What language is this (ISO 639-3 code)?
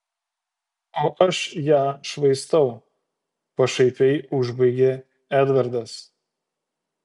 lit